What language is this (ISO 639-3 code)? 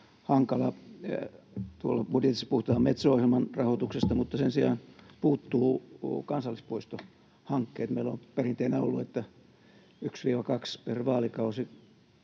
fin